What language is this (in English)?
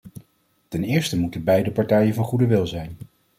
Dutch